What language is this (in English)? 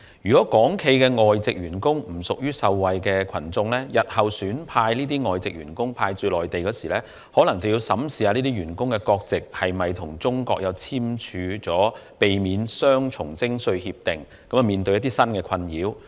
Cantonese